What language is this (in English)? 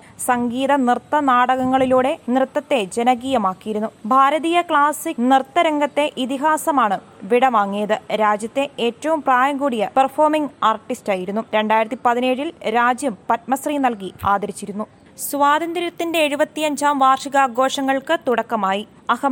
Malayalam